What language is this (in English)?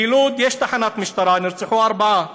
Hebrew